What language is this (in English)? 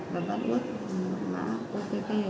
Vietnamese